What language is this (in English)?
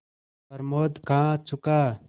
Hindi